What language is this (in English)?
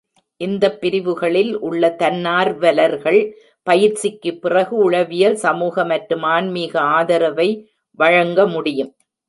Tamil